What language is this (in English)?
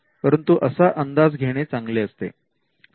Marathi